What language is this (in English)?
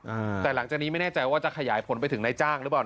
Thai